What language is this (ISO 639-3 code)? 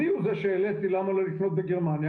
heb